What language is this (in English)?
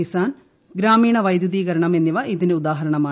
Malayalam